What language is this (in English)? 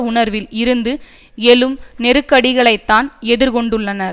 Tamil